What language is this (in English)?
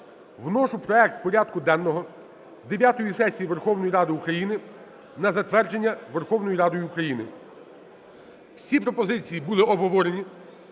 Ukrainian